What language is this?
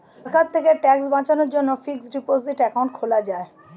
Bangla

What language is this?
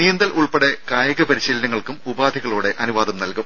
Malayalam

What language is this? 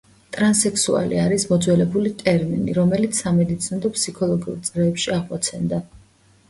Georgian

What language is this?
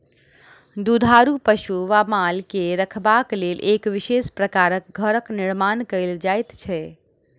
Maithili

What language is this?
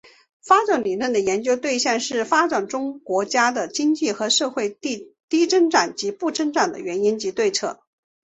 Chinese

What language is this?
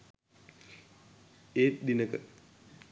Sinhala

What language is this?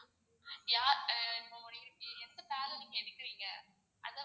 Tamil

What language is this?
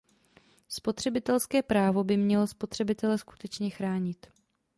Czech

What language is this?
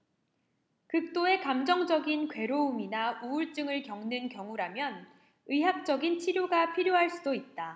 Korean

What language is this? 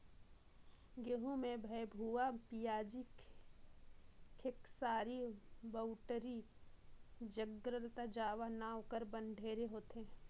Chhattisgarhi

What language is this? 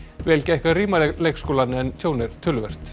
Icelandic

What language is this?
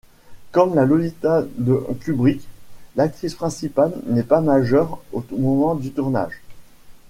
French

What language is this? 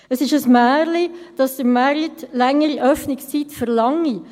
Swiss German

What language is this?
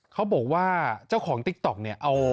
Thai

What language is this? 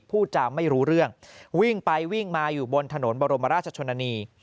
Thai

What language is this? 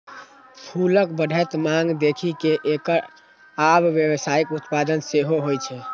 Maithili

